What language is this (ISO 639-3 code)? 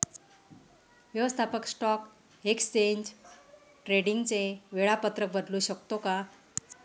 mar